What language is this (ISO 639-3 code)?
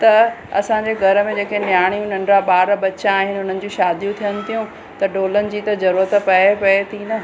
snd